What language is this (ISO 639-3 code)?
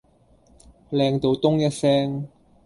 yue